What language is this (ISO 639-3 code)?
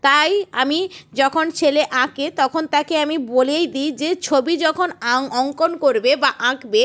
ben